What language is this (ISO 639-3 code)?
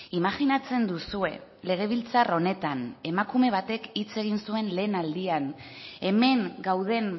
eus